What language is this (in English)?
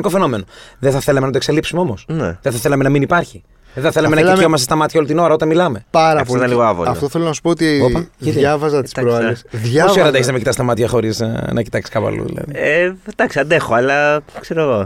Greek